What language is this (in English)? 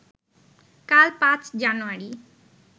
Bangla